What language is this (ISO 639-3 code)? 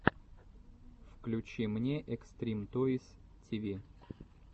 rus